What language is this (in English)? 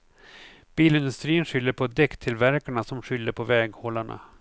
Swedish